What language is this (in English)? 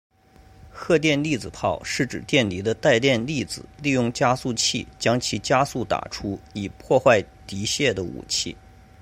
Chinese